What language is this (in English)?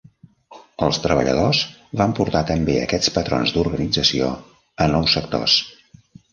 Catalan